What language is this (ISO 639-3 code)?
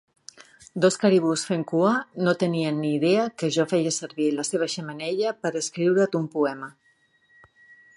cat